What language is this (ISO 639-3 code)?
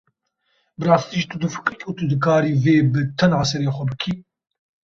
kur